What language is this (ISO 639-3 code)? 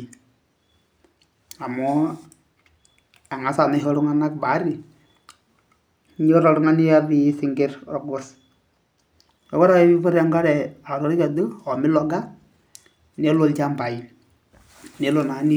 mas